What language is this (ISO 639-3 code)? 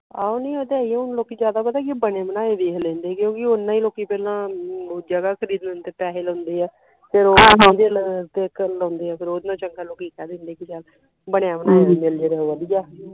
pan